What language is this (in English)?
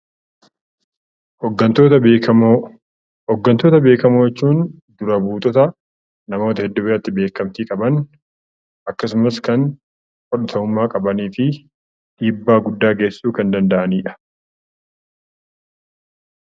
Oromo